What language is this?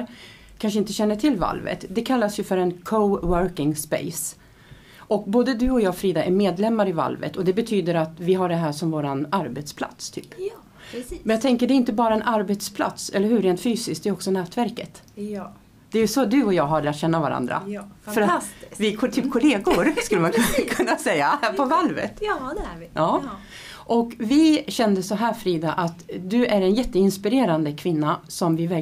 Swedish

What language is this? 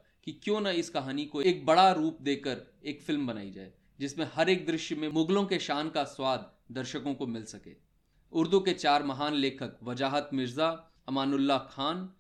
Hindi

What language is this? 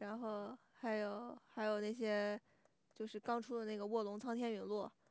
Chinese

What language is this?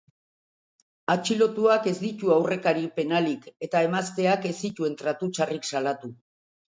Basque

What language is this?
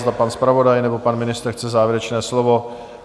Czech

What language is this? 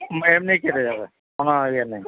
Bangla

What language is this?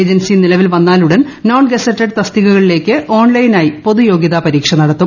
Malayalam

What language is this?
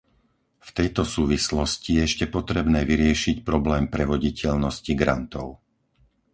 Slovak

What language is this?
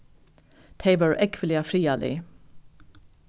Faroese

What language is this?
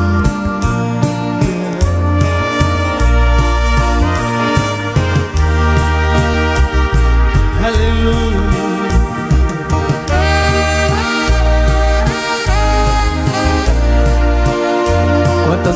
Spanish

